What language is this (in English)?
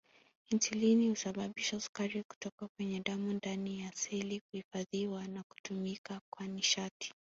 Swahili